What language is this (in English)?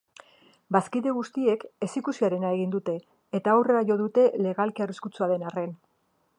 Basque